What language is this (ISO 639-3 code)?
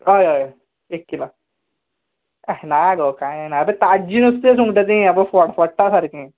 kok